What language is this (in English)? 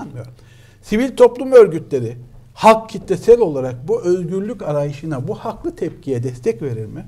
Turkish